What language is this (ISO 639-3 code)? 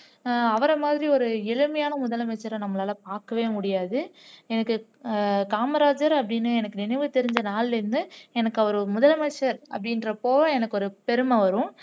tam